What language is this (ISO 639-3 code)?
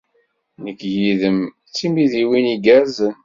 kab